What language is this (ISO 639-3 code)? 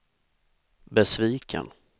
swe